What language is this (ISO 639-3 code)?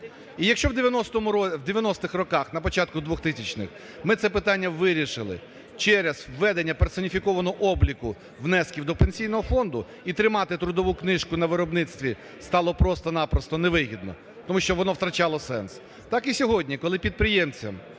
ukr